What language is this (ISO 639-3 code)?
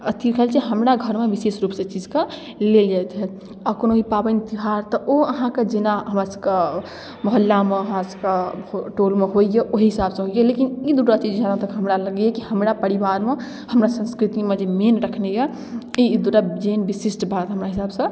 mai